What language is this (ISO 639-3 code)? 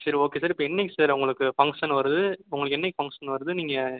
tam